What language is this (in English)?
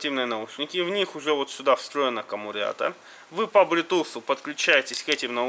Russian